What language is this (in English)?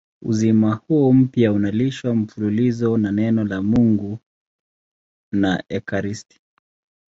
Swahili